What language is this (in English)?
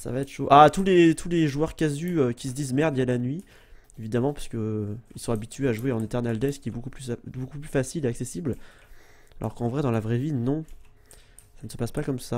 French